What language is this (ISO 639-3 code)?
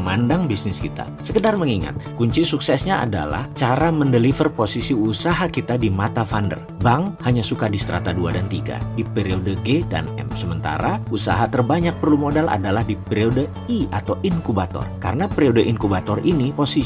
ind